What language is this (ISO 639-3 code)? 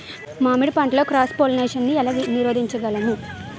tel